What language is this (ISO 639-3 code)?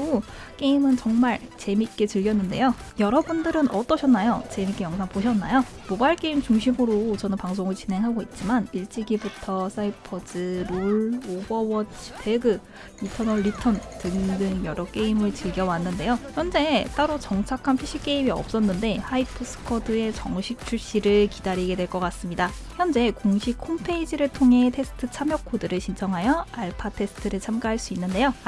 kor